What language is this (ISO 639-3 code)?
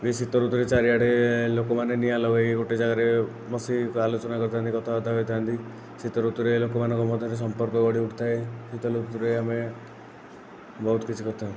ori